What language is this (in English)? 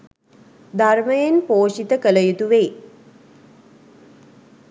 Sinhala